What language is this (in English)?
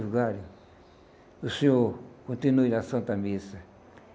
Portuguese